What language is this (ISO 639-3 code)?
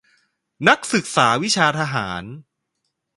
tha